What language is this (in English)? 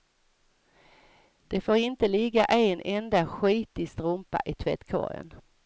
Swedish